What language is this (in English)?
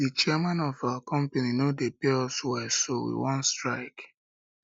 Nigerian Pidgin